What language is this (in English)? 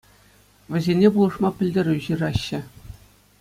Chuvash